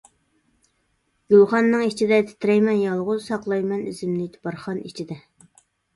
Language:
Uyghur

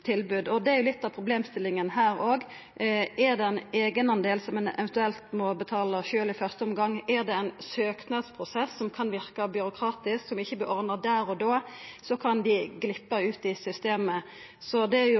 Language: Norwegian Nynorsk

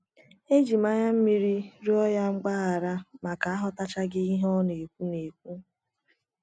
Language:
Igbo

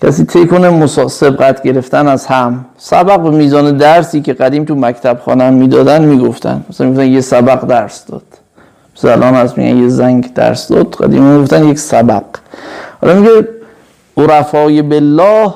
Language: Persian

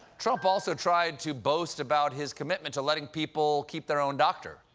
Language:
English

